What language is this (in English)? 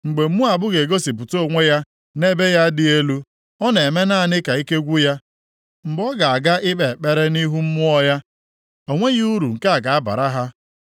Igbo